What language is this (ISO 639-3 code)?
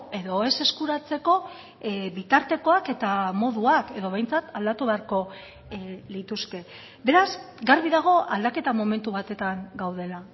eus